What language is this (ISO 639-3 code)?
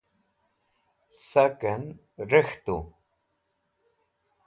wbl